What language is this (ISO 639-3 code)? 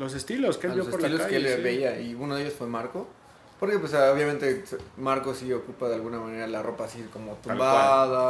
spa